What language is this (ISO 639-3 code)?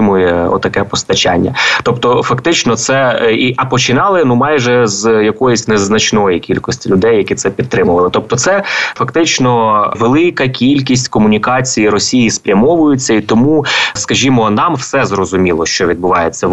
ukr